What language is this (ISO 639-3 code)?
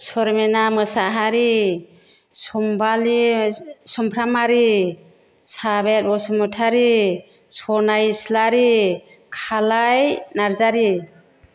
brx